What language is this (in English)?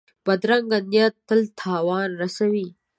Pashto